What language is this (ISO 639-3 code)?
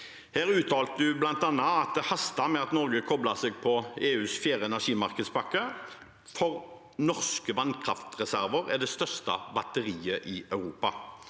nor